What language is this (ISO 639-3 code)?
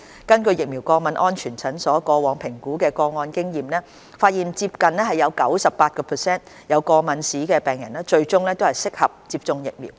yue